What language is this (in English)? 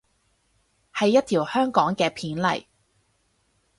Cantonese